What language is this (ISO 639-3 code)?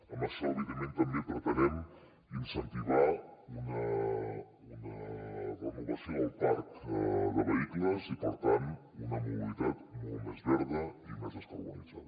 cat